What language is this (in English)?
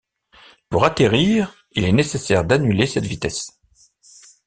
French